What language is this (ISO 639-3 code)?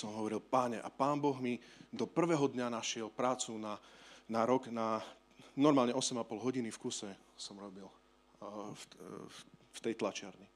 slk